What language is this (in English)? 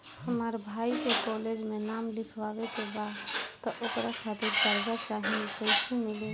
Bhojpuri